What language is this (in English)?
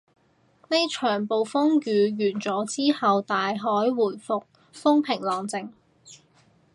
Cantonese